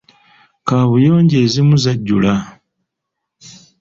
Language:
Ganda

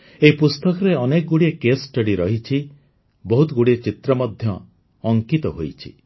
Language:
Odia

